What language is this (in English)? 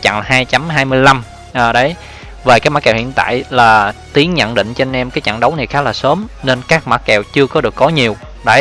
Vietnamese